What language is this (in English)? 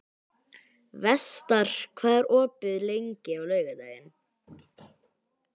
Icelandic